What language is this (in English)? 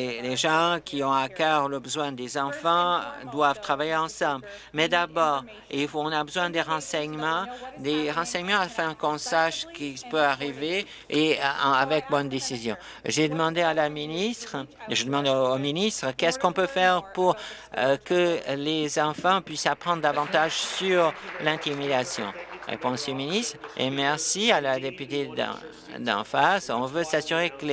French